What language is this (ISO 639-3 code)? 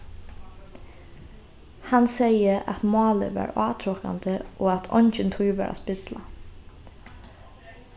fao